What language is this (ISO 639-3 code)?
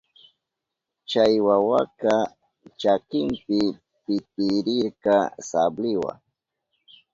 qup